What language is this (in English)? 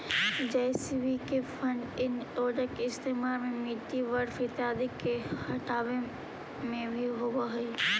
Magahi